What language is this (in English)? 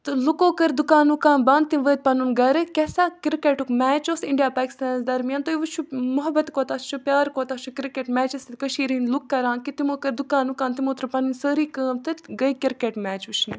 Kashmiri